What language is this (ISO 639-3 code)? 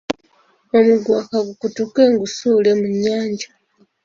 lug